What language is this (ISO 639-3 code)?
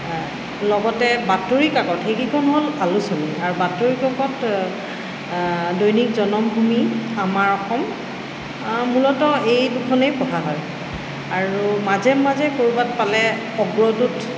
asm